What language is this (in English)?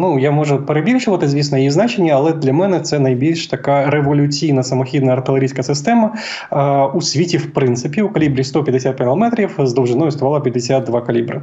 Ukrainian